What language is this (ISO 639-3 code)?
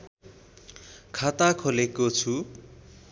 nep